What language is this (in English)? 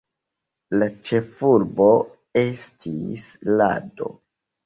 Esperanto